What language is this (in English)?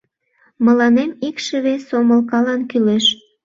Mari